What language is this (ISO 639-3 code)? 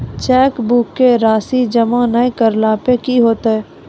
mai